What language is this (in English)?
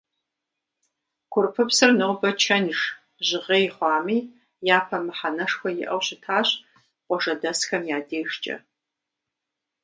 Kabardian